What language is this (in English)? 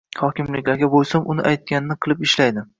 Uzbek